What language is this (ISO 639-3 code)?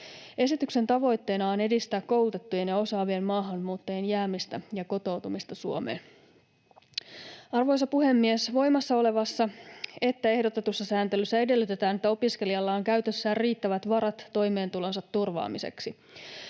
fin